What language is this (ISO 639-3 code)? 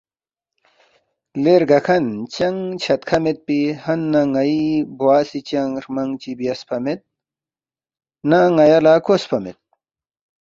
bft